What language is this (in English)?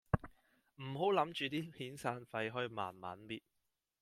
Cantonese